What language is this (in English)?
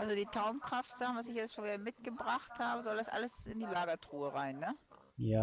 German